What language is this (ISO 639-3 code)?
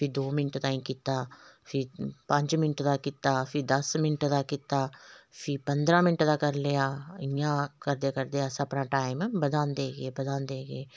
doi